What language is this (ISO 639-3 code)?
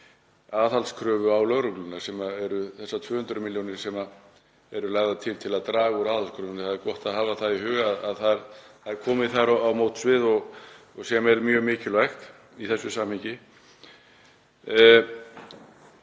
isl